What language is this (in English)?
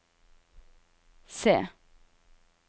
Norwegian